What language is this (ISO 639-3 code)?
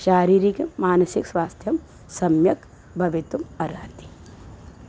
san